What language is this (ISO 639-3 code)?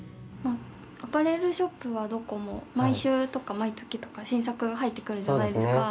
jpn